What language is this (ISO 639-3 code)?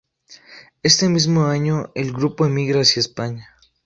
spa